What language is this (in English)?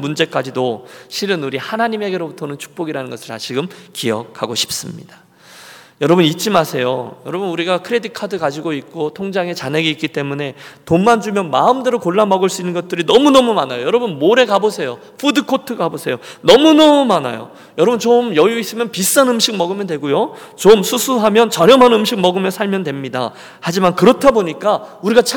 Korean